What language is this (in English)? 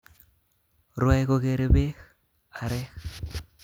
Kalenjin